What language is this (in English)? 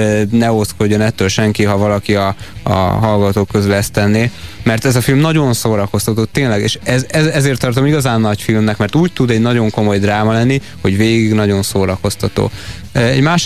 Hungarian